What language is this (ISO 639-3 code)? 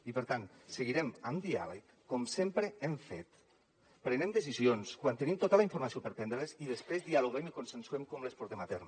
cat